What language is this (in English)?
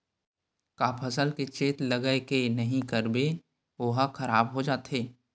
Chhattisgarhi